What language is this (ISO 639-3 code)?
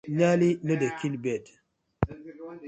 pcm